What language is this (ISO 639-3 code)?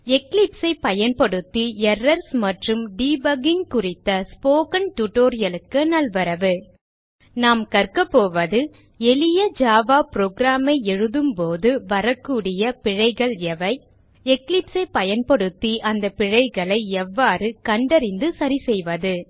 tam